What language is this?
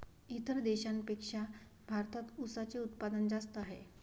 Marathi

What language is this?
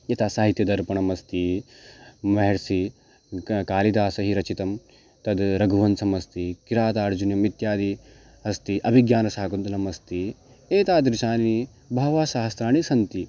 Sanskrit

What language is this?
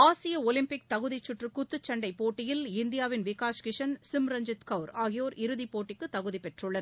Tamil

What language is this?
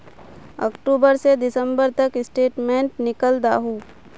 Magahi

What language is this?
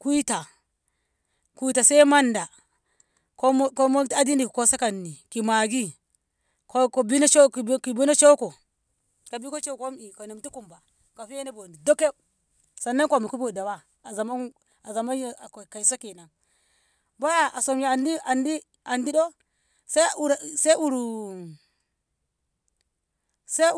Ngamo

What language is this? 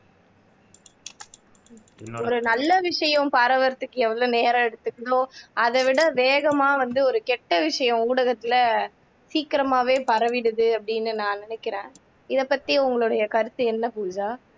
Tamil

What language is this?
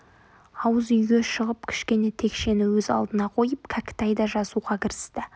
Kazakh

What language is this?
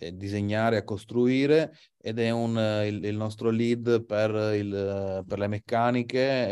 Italian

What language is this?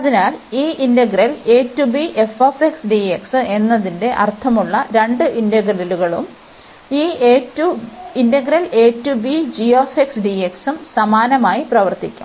Malayalam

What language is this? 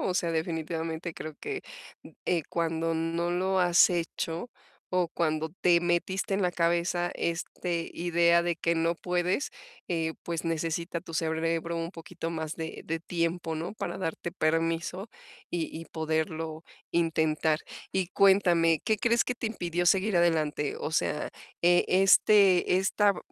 Spanish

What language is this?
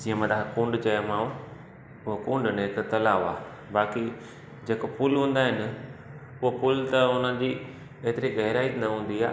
Sindhi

